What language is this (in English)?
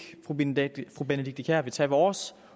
Danish